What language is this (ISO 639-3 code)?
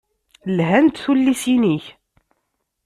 kab